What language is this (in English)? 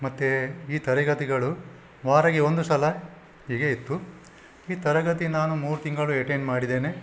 Kannada